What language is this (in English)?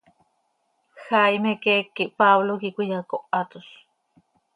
Seri